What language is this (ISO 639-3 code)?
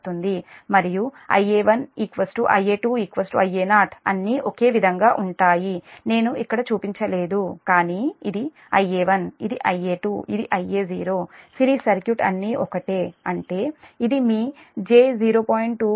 tel